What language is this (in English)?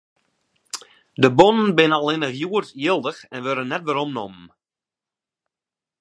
Western Frisian